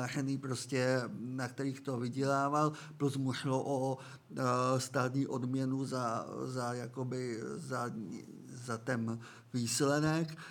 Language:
Czech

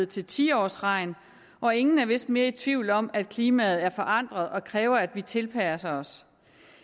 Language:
Danish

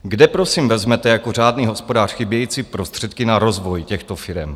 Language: Czech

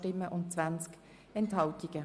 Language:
Swiss German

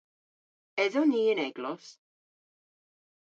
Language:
Cornish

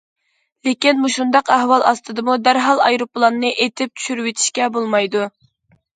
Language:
Uyghur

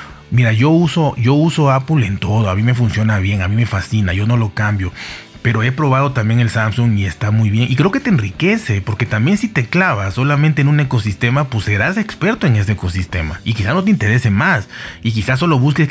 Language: Spanish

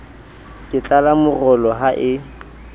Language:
Southern Sotho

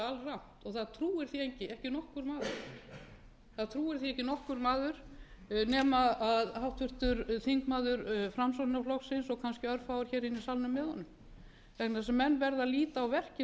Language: Icelandic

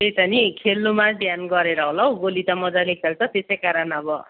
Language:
Nepali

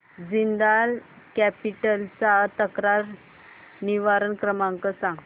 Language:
Marathi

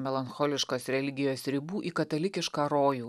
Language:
Lithuanian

